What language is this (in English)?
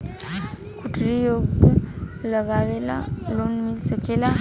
Bhojpuri